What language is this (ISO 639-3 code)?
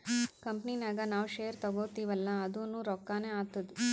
kan